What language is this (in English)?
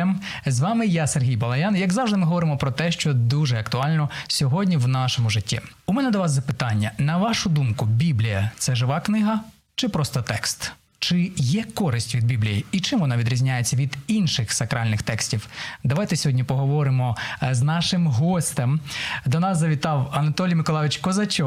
Ukrainian